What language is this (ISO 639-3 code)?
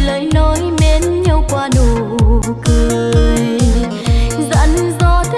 vie